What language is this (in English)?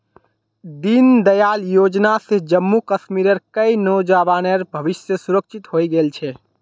Magahi